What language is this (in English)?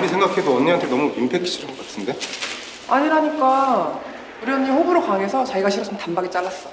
Korean